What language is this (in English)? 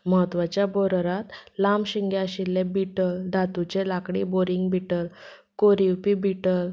Konkani